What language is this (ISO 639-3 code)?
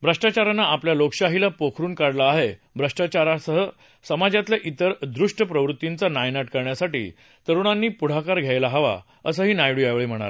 mar